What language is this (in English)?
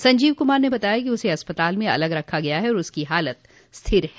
Hindi